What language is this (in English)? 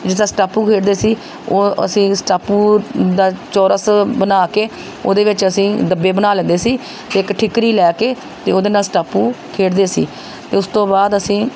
Punjabi